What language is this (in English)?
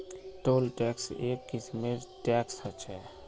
Magahi